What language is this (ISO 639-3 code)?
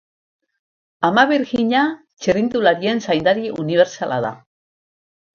eus